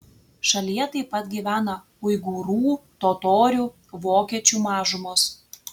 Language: Lithuanian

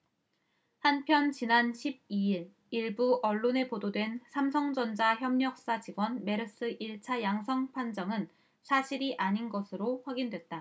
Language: Korean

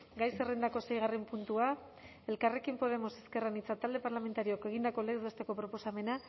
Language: Basque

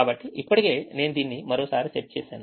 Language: Telugu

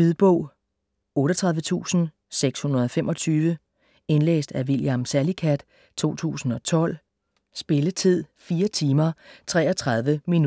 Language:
Danish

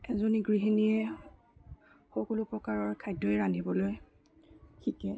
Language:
Assamese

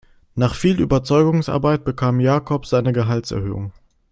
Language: German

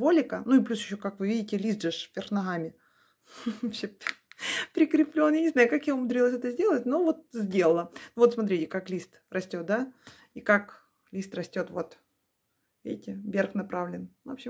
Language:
Russian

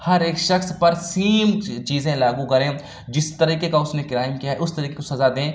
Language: Urdu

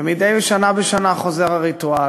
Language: Hebrew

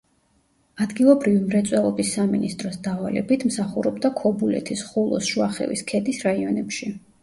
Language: Georgian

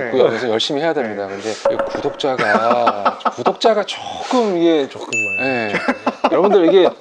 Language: Korean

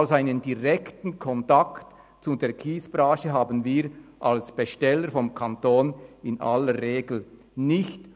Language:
Swiss German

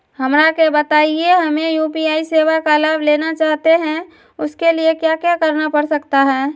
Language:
Magahi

